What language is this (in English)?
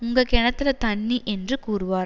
Tamil